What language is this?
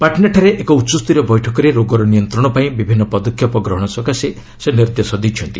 Odia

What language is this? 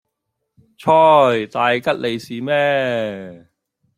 Cantonese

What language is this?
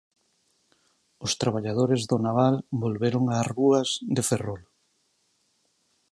Galician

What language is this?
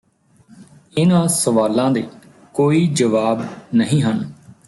Punjabi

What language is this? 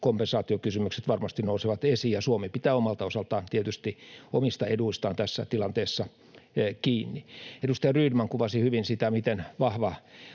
Finnish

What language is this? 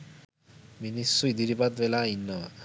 Sinhala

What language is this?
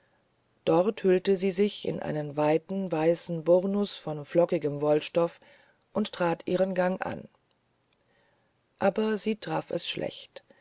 German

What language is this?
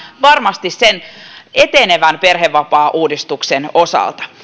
Finnish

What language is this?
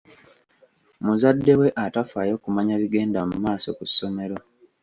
Ganda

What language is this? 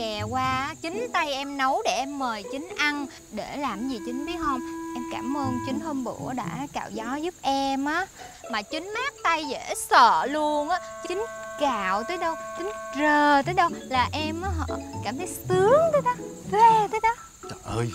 Vietnamese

